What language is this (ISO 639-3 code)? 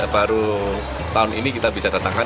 ind